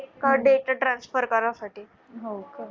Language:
Marathi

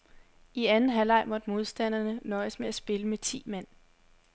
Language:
Danish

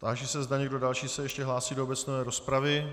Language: Czech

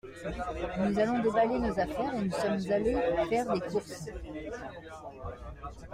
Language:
French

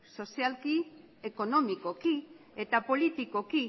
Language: Basque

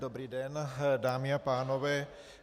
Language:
Czech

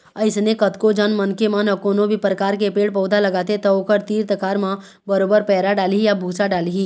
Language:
Chhattisgarhi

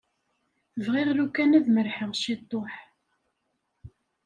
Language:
Kabyle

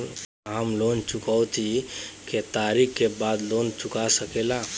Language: Bhojpuri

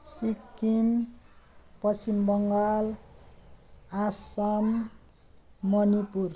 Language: Nepali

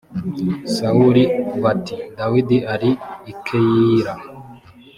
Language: Kinyarwanda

